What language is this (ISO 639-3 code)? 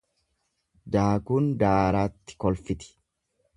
orm